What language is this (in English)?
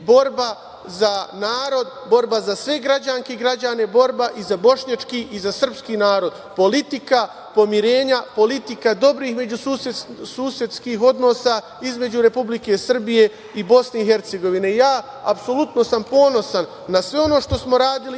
Serbian